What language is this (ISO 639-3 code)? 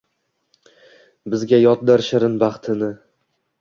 uzb